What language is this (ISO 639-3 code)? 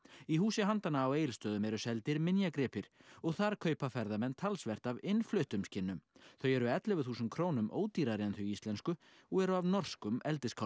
isl